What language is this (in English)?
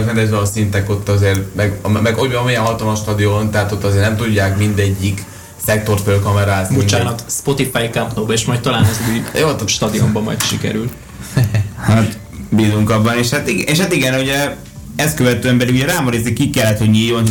Hungarian